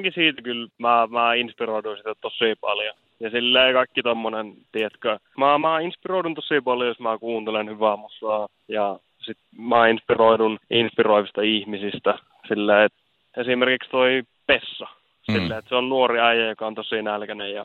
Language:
Finnish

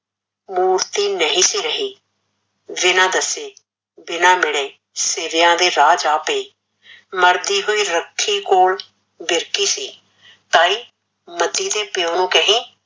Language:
Punjabi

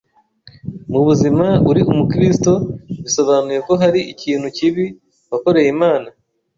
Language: Kinyarwanda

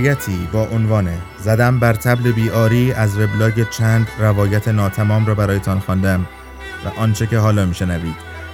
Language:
Persian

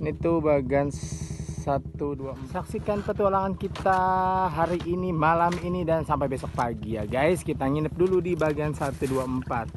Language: Indonesian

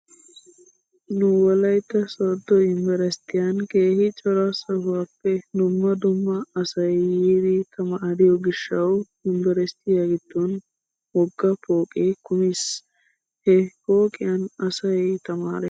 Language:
Wolaytta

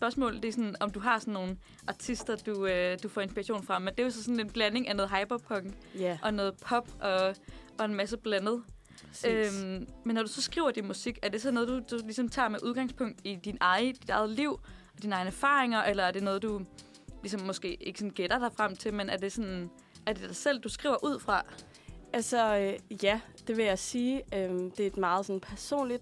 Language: Danish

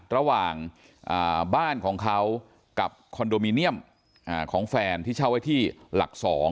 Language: Thai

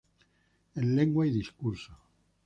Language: Spanish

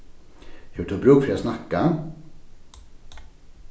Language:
Faroese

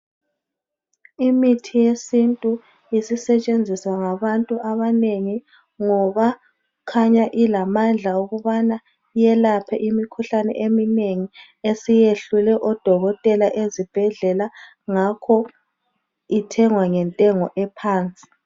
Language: North Ndebele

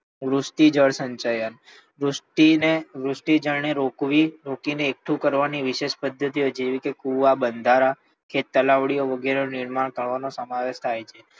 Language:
Gujarati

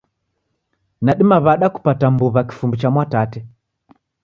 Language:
Taita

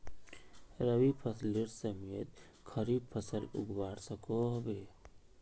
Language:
Magahi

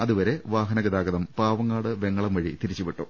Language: Malayalam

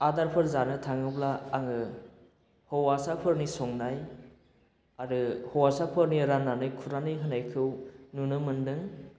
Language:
Bodo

